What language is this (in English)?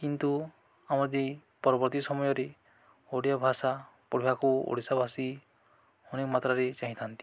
Odia